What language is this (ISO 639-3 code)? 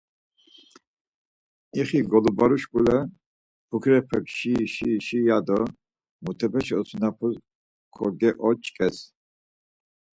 lzz